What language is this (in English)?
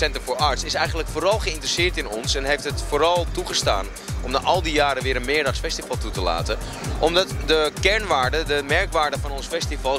Dutch